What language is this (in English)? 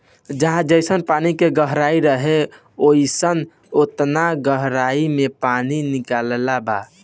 Bhojpuri